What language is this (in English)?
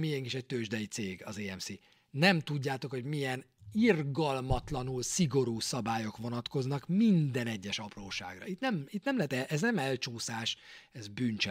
Hungarian